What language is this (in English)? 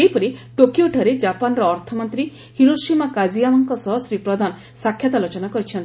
Odia